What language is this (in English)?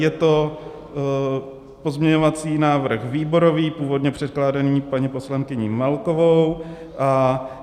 Czech